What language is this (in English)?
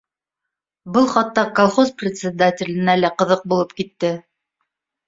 Bashkir